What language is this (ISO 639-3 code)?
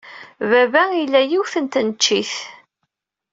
kab